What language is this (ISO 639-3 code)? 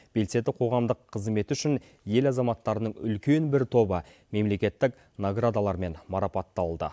kaz